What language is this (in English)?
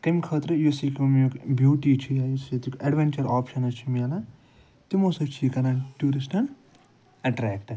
Kashmiri